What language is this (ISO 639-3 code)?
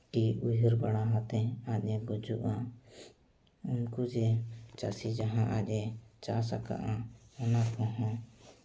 sat